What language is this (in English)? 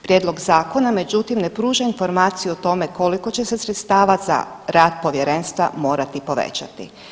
Croatian